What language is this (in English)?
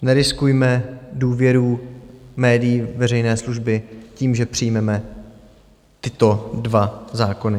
Czech